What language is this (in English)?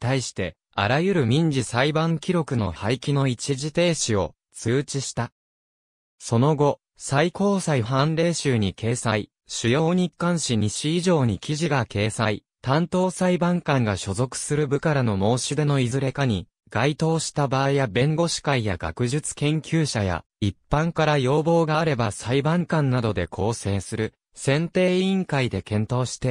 Japanese